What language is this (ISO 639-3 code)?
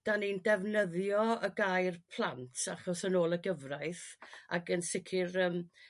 cym